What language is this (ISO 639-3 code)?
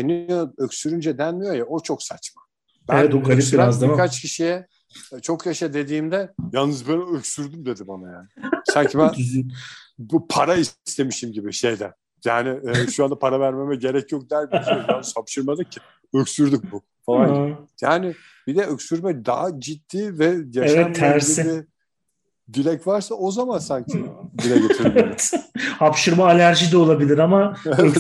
tur